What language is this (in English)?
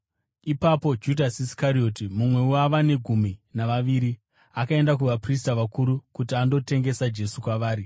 Shona